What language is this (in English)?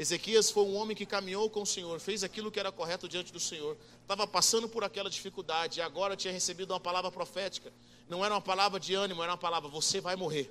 Portuguese